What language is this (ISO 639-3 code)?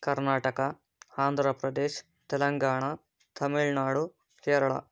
kan